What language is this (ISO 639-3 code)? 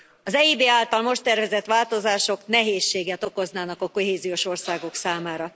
hun